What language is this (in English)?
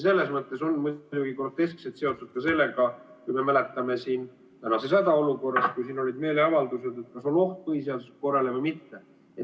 Estonian